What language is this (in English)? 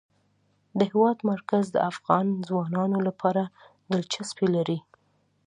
Pashto